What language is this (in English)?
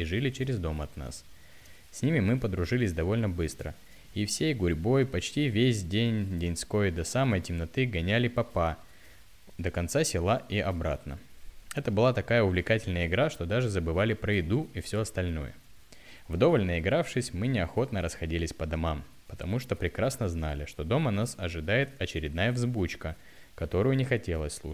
Russian